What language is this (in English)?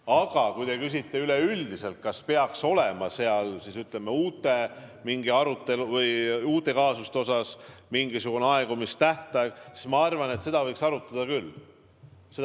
Estonian